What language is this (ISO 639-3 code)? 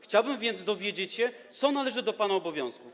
pol